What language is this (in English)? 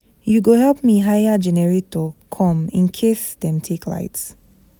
Nigerian Pidgin